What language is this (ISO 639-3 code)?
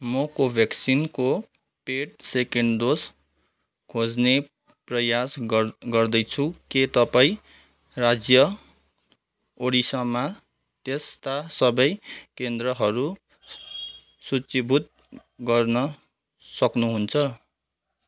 nep